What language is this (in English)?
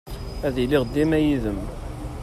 Kabyle